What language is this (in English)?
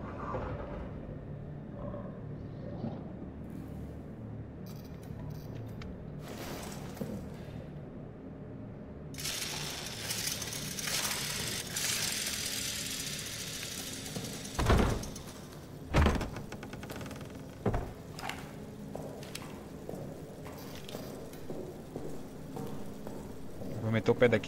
Portuguese